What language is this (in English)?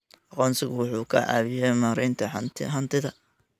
Somali